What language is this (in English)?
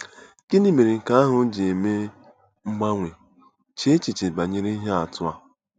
Igbo